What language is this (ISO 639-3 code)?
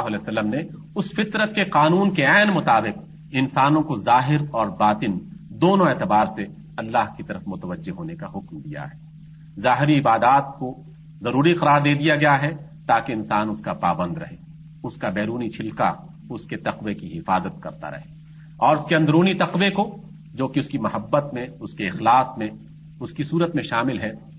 urd